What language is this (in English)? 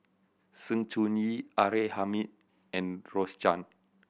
English